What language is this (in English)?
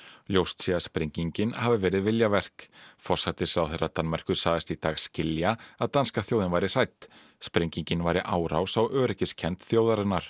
Icelandic